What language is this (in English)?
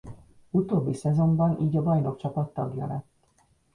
Hungarian